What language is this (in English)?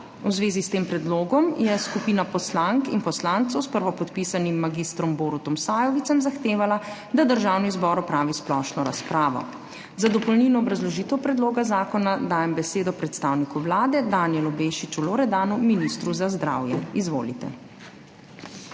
Slovenian